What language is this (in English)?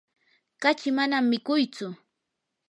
Yanahuanca Pasco Quechua